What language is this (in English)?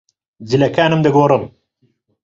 Central Kurdish